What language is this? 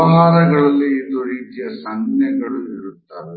Kannada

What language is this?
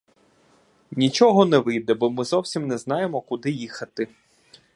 Ukrainian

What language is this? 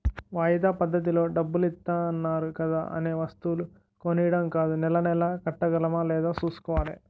Telugu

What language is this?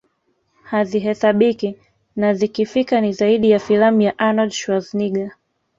Swahili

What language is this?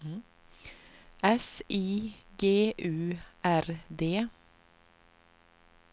Swedish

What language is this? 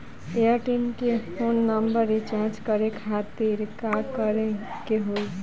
Bhojpuri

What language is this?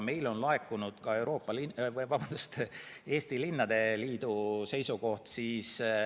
Estonian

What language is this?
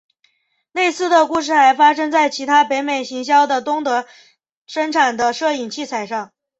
Chinese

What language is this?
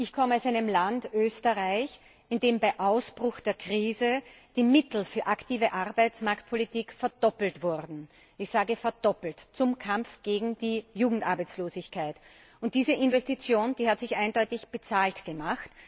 German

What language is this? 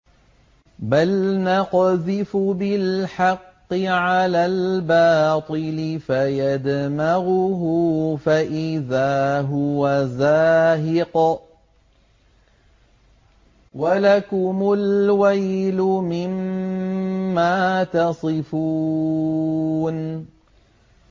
Arabic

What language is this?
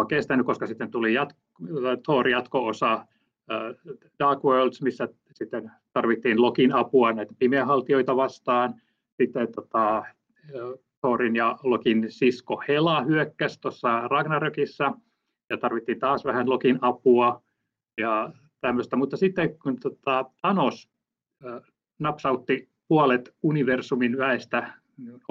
Finnish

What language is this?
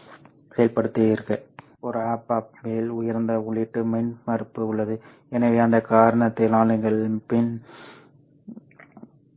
Tamil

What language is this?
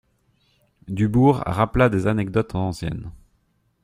French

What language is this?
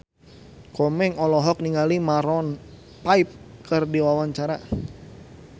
Sundanese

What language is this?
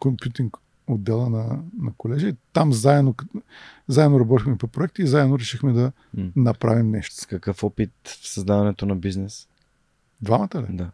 Bulgarian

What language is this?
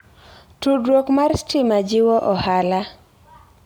Luo (Kenya and Tanzania)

